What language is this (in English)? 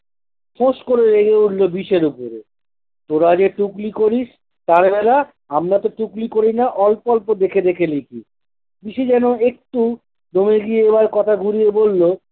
Bangla